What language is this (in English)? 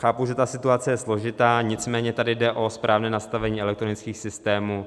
Czech